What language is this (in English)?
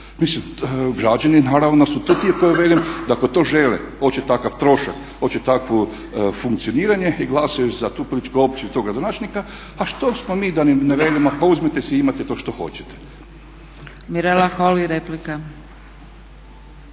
Croatian